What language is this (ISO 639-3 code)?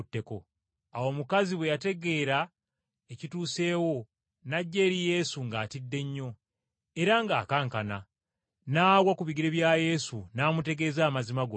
lug